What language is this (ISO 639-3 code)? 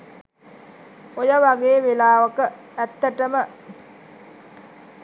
sin